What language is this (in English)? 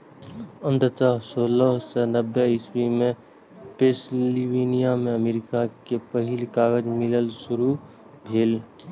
Maithili